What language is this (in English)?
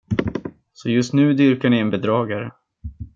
Swedish